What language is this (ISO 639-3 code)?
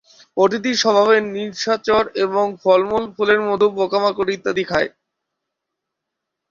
ben